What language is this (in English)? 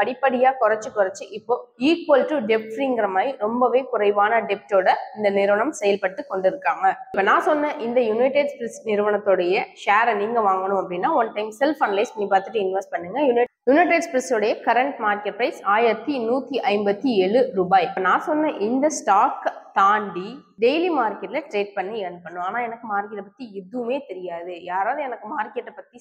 Tamil